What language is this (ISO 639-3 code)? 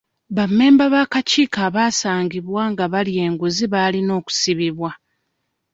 lug